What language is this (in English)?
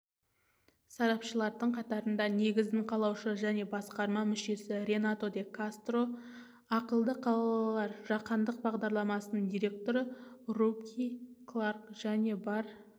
Kazakh